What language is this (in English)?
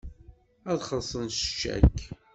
Kabyle